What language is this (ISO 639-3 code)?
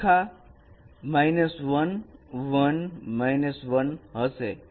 guj